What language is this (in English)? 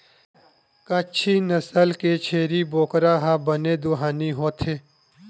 Chhattisgarhi